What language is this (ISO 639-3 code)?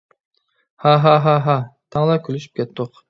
uig